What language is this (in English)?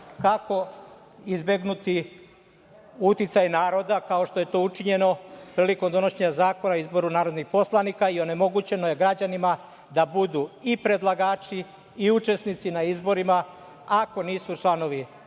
Serbian